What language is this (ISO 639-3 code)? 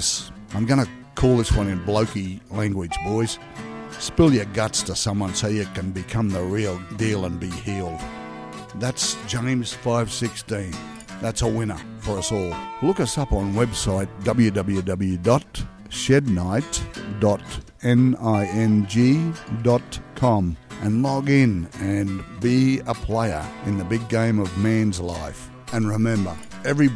eng